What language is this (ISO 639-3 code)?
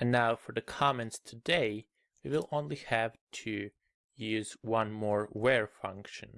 eng